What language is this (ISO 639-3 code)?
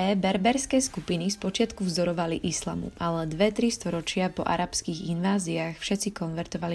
slk